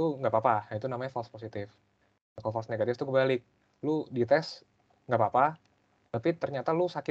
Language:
Indonesian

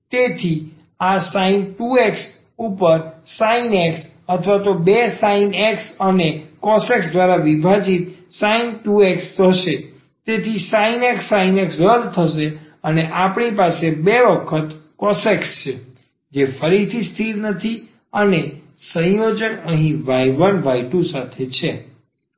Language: Gujarati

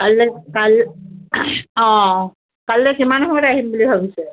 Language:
Assamese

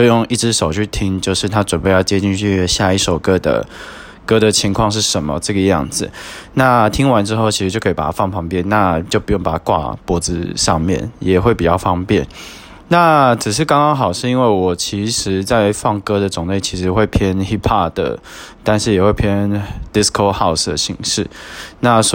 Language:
Chinese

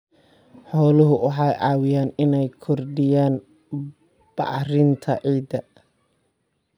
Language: Somali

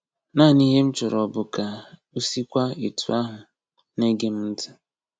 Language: Igbo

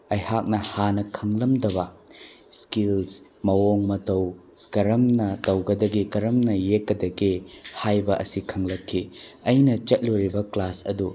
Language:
Manipuri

